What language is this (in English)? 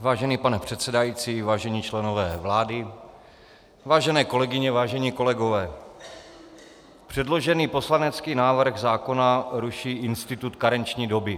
Czech